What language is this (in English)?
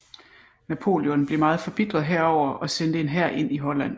Danish